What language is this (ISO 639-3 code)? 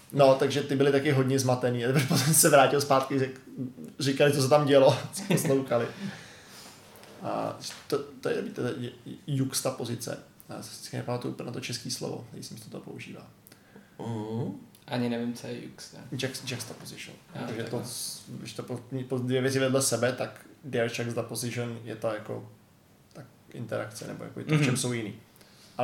ces